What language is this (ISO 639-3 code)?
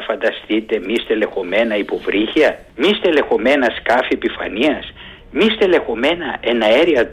ell